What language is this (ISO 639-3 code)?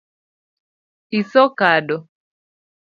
luo